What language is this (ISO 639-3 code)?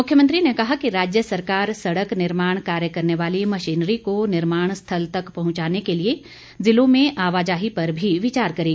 hin